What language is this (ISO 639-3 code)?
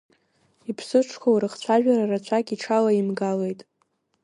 abk